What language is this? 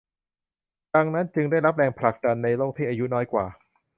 Thai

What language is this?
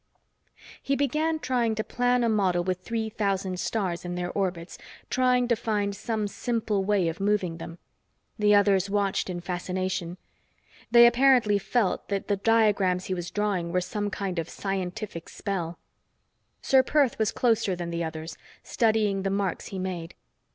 English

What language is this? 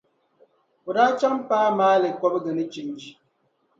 Dagbani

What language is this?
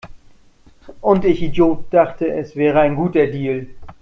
German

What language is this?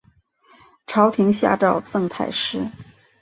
Chinese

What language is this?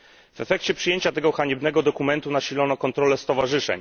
Polish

